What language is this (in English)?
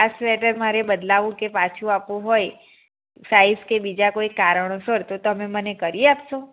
Gujarati